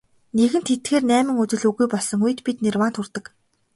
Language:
Mongolian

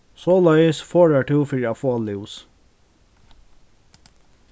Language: Faroese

